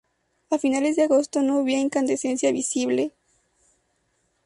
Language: Spanish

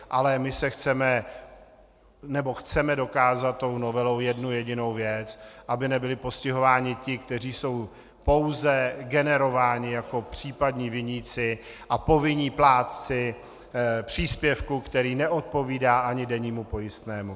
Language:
Czech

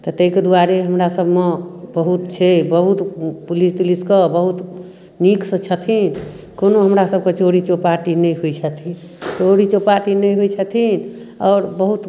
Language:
Maithili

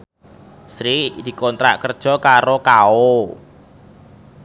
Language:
Javanese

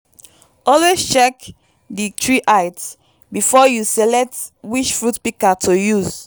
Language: Nigerian Pidgin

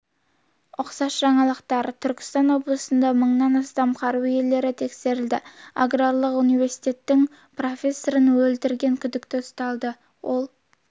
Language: Kazakh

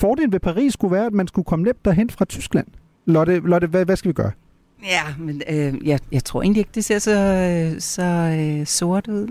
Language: Danish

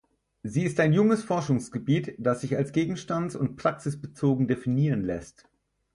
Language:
German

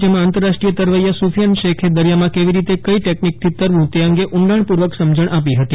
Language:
Gujarati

